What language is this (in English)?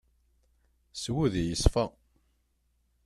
Kabyle